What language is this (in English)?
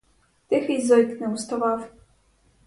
Ukrainian